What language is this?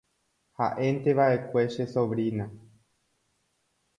Guarani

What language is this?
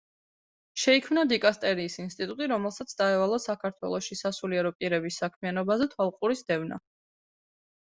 Georgian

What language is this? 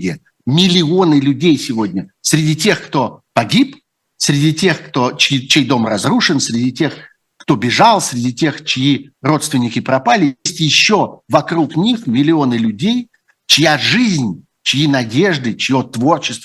Russian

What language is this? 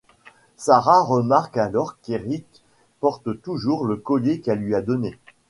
French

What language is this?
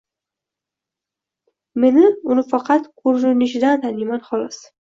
Uzbek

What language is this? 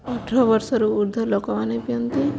Odia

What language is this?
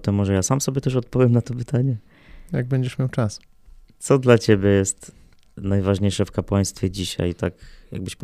Polish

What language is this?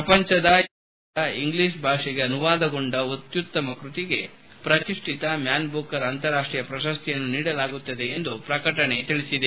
Kannada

